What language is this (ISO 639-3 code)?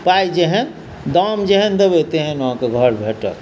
mai